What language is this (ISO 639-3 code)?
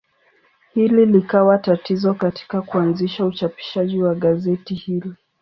swa